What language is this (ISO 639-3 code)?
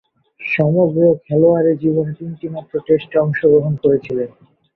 ben